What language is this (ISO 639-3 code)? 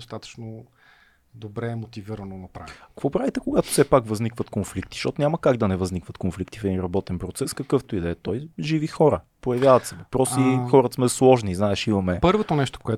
bul